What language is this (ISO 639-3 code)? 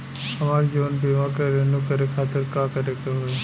bho